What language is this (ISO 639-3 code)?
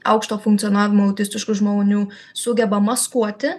lit